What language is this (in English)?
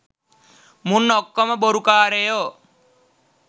Sinhala